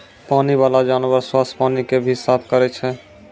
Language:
Maithili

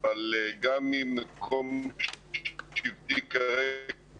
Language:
Hebrew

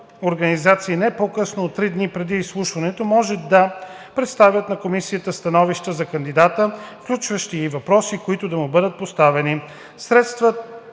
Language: Bulgarian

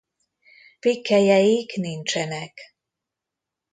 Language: Hungarian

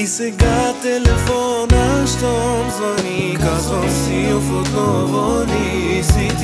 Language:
Romanian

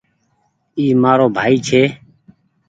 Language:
Goaria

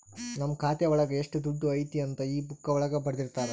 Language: Kannada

